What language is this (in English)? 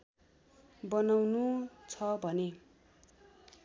Nepali